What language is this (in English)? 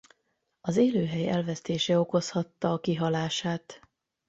Hungarian